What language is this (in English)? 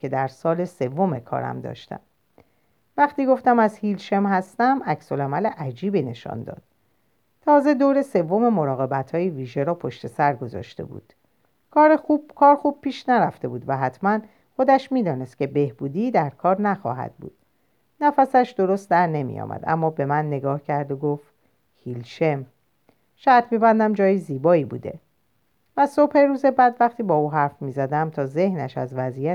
Persian